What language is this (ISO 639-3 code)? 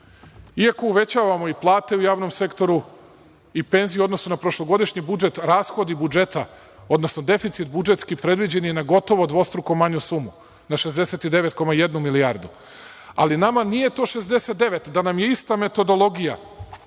srp